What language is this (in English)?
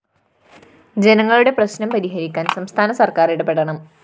Malayalam